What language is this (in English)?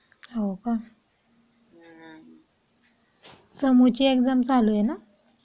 Marathi